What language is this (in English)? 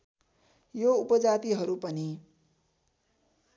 Nepali